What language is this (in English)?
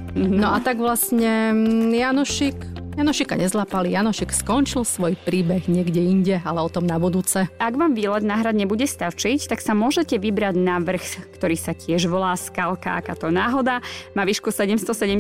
Slovak